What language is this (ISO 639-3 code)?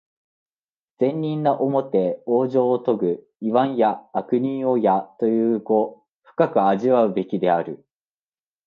jpn